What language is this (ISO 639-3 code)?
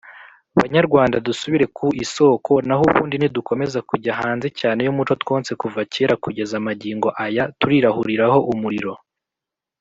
kin